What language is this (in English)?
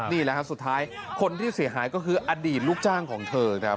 Thai